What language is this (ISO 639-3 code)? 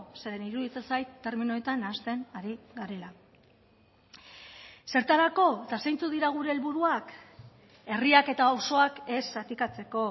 eus